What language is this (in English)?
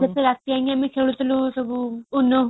Odia